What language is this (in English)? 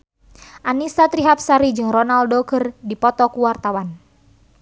Sundanese